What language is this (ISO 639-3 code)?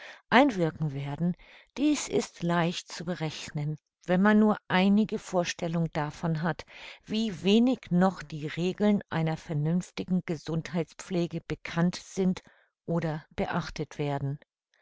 deu